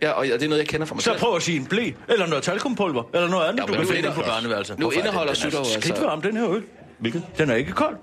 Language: Danish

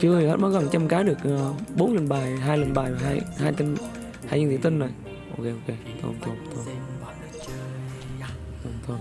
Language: Vietnamese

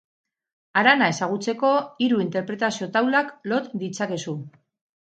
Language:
Basque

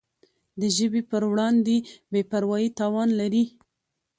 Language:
Pashto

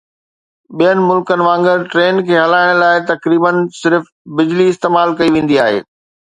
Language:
Sindhi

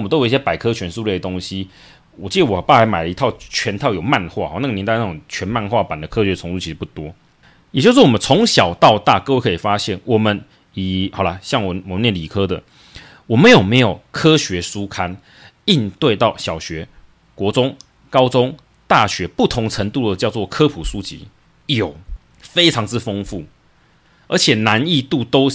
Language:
Chinese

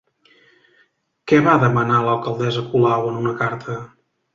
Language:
Catalan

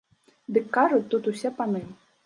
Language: Belarusian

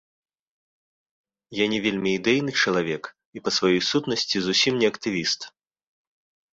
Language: Belarusian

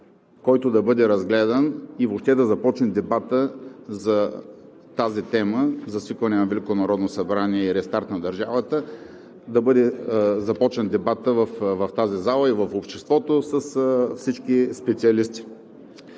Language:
Bulgarian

